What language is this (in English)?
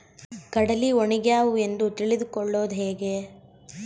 Kannada